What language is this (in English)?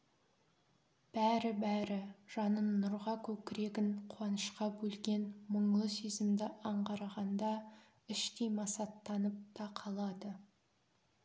Kazakh